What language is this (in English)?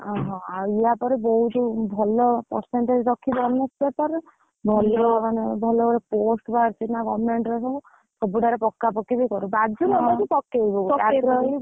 Odia